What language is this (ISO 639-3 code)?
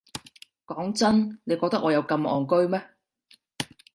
yue